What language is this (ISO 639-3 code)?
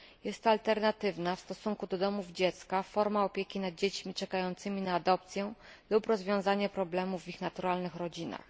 pol